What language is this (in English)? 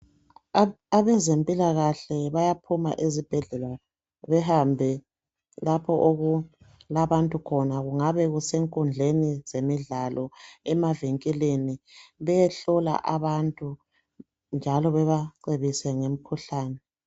North Ndebele